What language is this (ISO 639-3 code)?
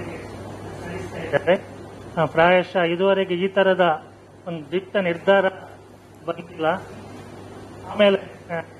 kan